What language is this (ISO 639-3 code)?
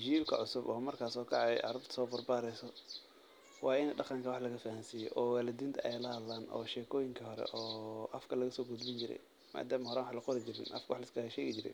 som